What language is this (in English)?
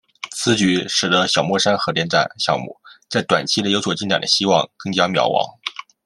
Chinese